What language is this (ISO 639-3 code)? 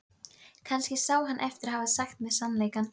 isl